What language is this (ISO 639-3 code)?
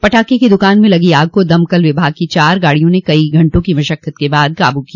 hin